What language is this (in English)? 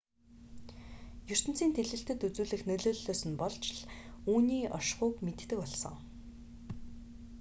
Mongolian